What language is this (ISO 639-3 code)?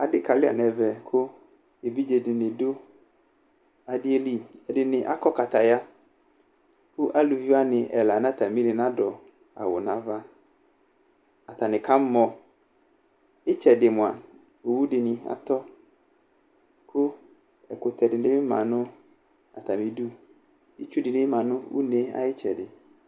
kpo